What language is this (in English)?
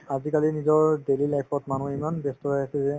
Assamese